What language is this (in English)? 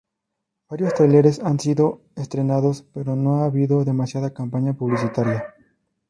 Spanish